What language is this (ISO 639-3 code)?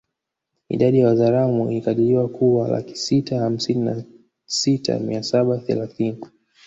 swa